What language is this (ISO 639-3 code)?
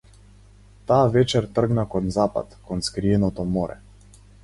mkd